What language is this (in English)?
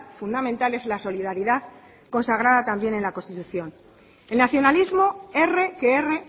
Spanish